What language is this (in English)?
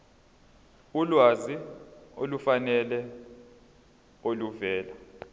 Zulu